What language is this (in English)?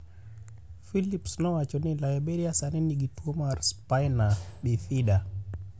Luo (Kenya and Tanzania)